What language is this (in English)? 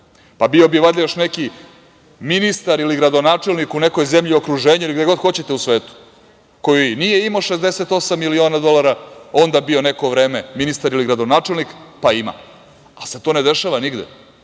Serbian